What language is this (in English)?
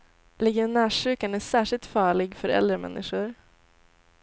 Swedish